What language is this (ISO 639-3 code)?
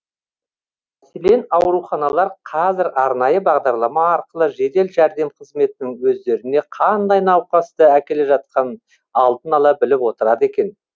kaz